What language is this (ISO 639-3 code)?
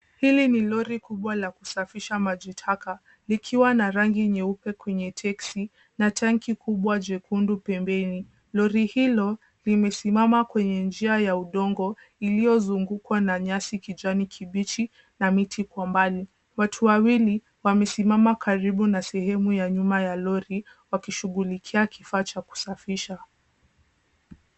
swa